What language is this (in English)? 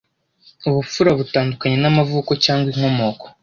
Kinyarwanda